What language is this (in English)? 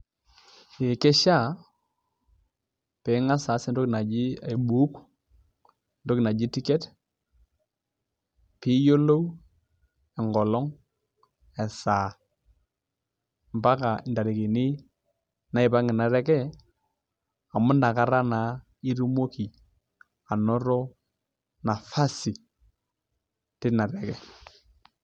Masai